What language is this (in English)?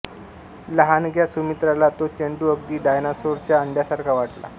Marathi